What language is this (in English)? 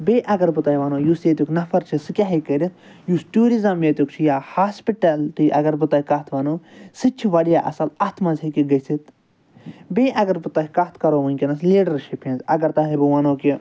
Kashmiri